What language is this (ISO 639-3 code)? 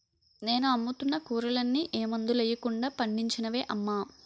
tel